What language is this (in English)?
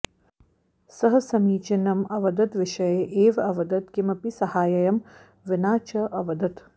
Sanskrit